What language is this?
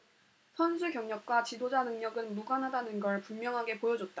Korean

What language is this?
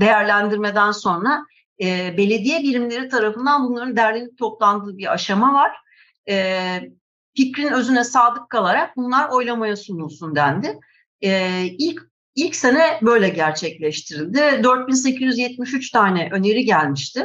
Turkish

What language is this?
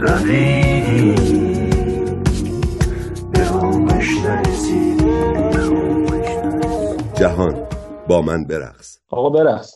Persian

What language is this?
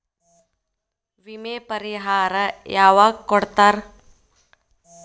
Kannada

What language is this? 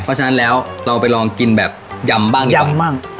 Thai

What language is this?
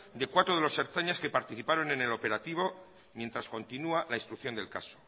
Spanish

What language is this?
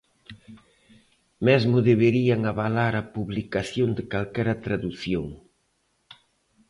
Galician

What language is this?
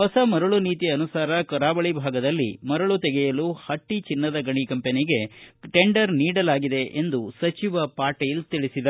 Kannada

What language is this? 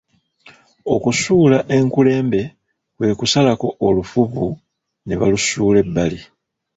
Ganda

